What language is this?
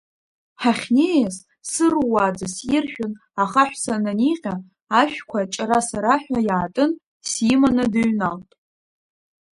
Abkhazian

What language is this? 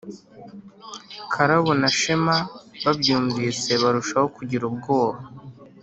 Kinyarwanda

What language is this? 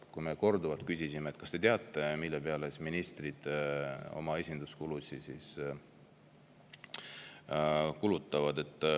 Estonian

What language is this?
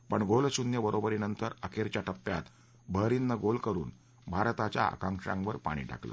Marathi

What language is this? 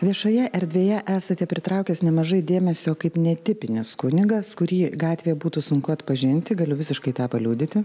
Lithuanian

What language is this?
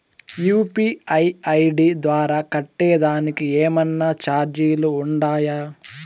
Telugu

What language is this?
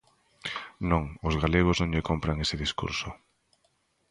Galician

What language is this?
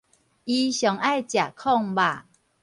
Min Nan Chinese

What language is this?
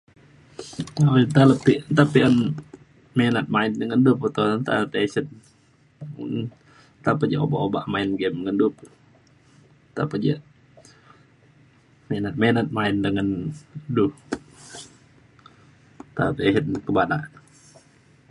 Mainstream Kenyah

